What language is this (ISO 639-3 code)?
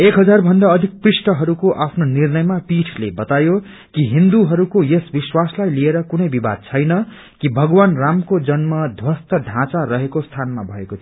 nep